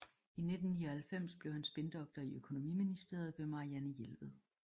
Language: Danish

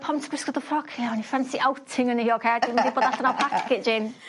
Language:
Welsh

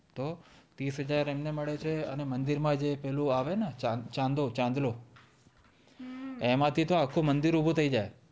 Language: Gujarati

